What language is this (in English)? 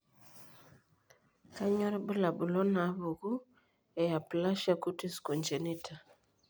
Masai